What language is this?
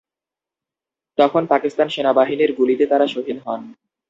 Bangla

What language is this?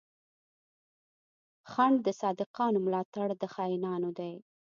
Pashto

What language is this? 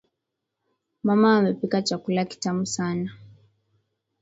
Swahili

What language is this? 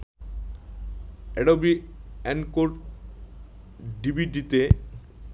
Bangla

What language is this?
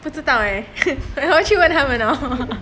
English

